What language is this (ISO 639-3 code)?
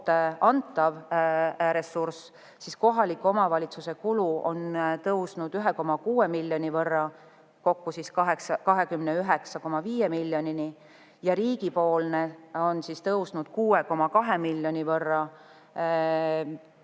est